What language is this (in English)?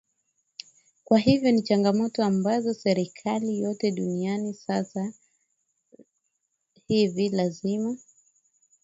Swahili